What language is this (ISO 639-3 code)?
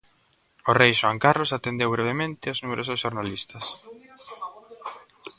glg